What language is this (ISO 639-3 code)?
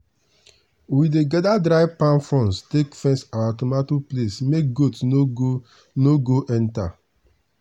pcm